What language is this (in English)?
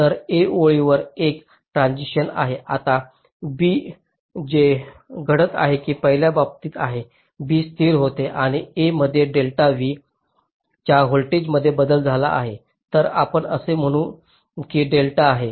Marathi